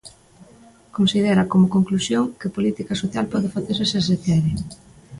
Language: Galician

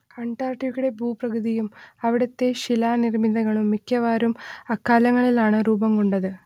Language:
Malayalam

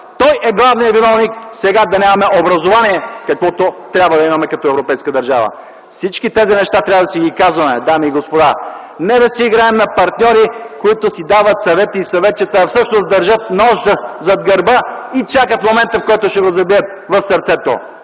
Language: Bulgarian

